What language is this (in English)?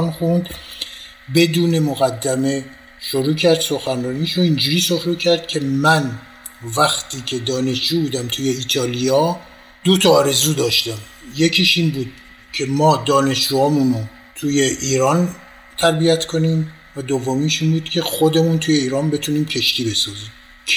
Persian